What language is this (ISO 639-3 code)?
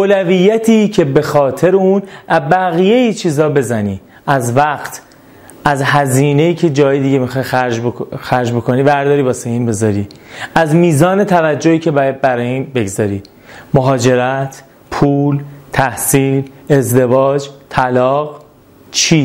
fas